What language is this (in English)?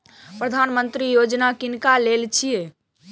Maithili